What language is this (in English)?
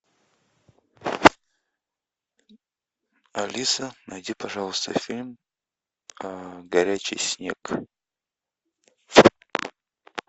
Russian